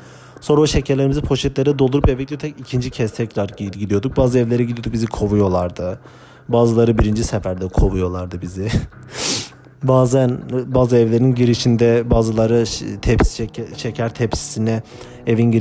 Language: Turkish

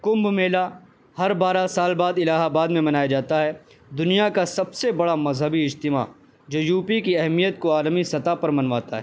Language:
Urdu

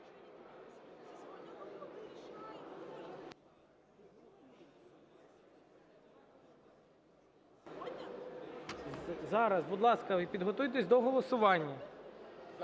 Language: Ukrainian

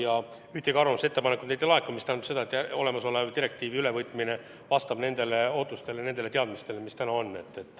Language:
Estonian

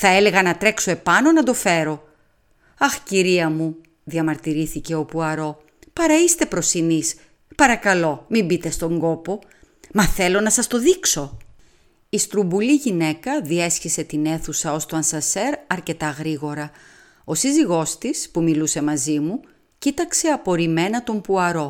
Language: Greek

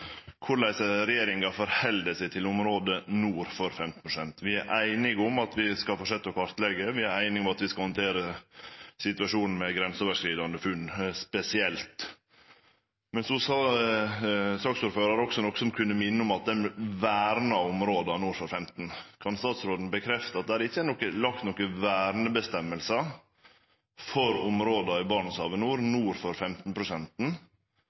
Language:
Norwegian Nynorsk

